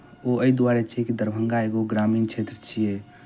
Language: Maithili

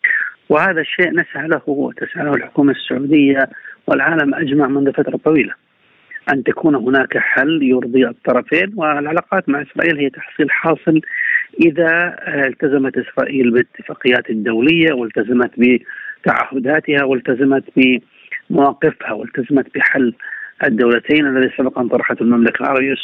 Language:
Arabic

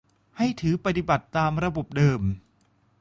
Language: Thai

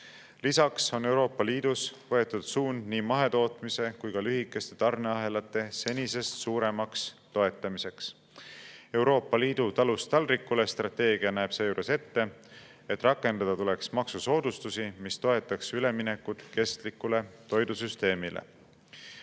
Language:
Estonian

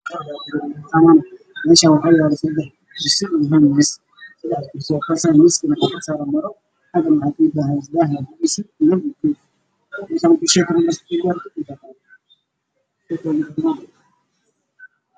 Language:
Somali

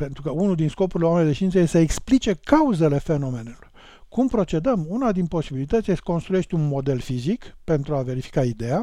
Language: Romanian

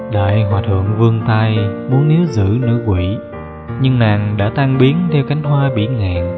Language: Vietnamese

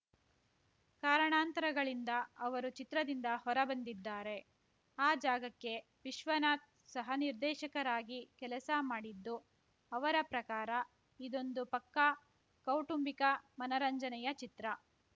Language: Kannada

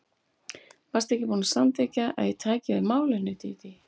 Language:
Icelandic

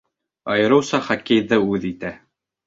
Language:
Bashkir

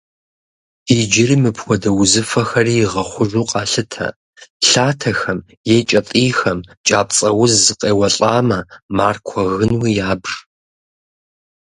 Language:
Kabardian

